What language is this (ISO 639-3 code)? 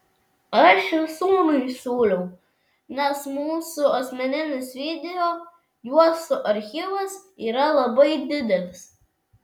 lit